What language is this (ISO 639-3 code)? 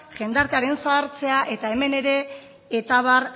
eus